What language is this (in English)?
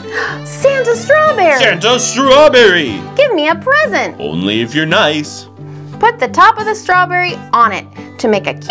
English